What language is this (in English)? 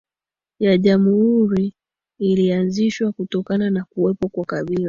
Swahili